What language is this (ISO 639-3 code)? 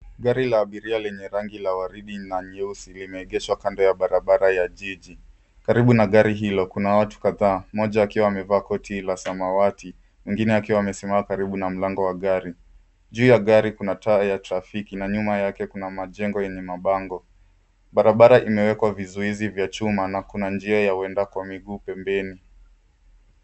swa